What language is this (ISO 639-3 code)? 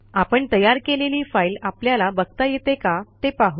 mar